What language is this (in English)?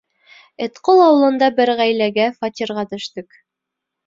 Bashkir